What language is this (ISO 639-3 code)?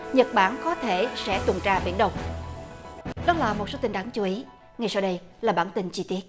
vie